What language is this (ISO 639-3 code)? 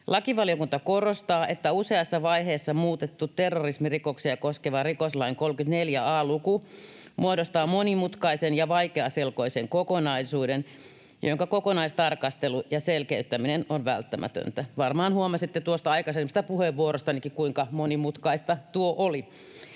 fin